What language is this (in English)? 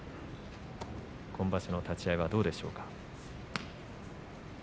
Japanese